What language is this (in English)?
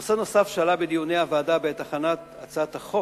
Hebrew